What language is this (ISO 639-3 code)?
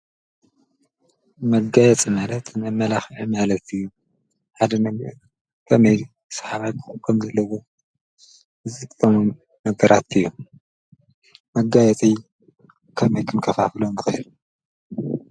tir